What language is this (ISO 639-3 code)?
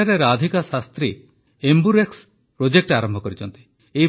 ori